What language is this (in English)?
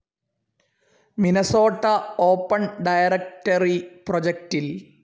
Malayalam